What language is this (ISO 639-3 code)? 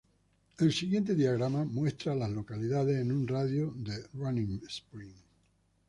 spa